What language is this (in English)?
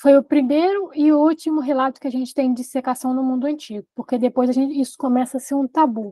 Portuguese